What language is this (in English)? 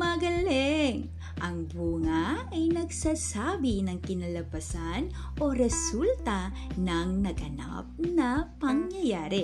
Filipino